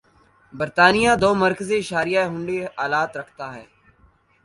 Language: Urdu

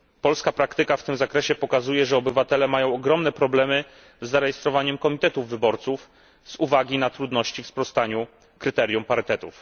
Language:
Polish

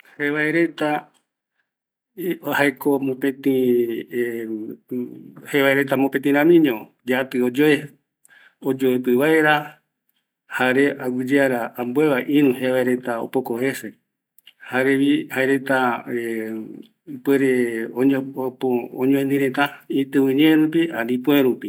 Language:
Eastern Bolivian Guaraní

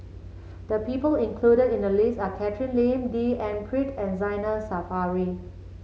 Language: English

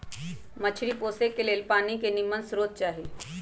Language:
Magahi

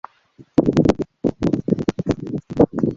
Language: Esperanto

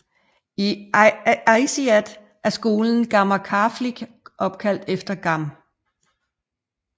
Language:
Danish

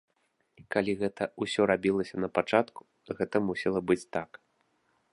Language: Belarusian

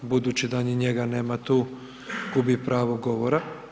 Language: Croatian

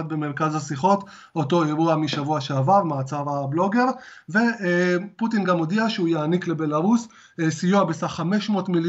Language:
Hebrew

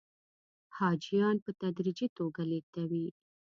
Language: Pashto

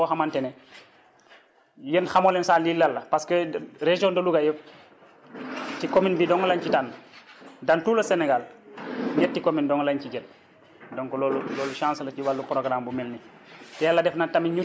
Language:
Wolof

